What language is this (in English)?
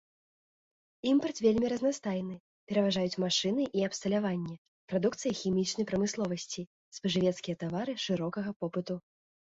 Belarusian